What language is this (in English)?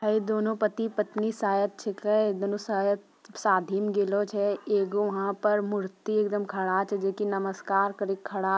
Magahi